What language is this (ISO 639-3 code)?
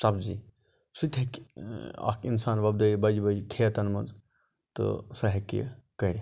kas